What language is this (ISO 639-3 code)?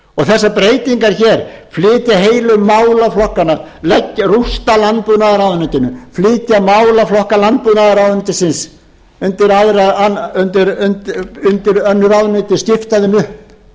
isl